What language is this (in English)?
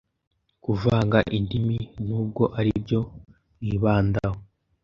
Kinyarwanda